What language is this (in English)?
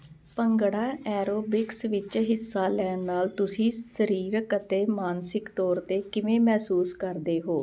Punjabi